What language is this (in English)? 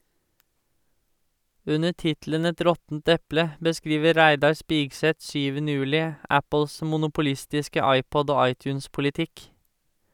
Norwegian